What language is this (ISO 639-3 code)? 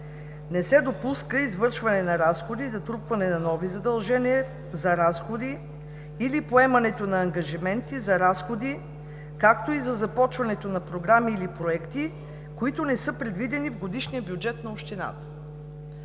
bul